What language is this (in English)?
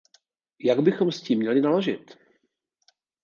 Czech